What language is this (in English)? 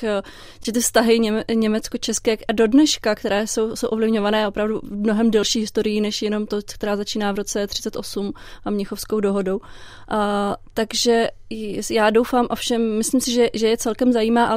Czech